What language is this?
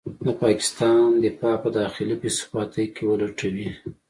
Pashto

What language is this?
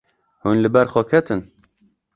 Kurdish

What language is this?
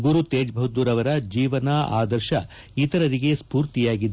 Kannada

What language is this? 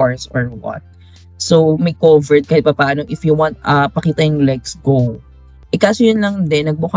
Filipino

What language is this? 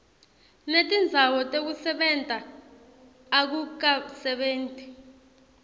Swati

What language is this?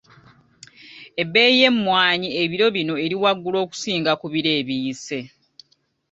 Ganda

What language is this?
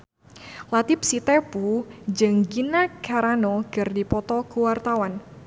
Sundanese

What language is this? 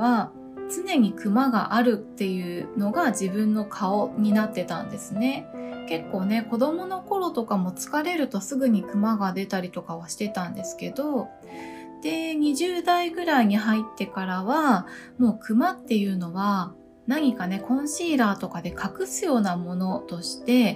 Japanese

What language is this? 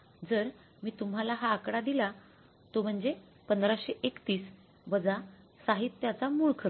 Marathi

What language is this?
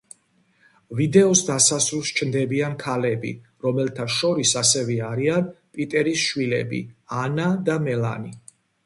Georgian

